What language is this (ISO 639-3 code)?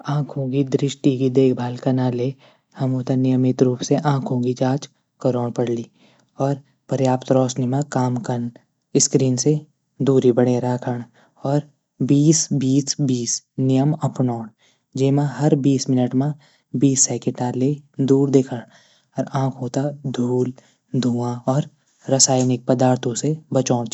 gbm